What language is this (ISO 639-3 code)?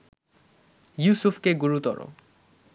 ben